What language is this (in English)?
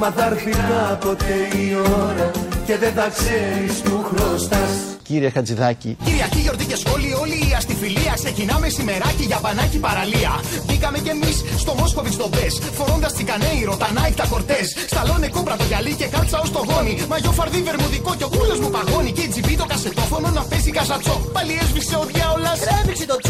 Greek